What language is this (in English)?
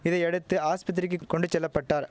Tamil